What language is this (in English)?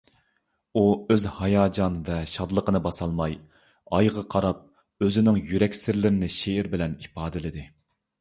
Uyghur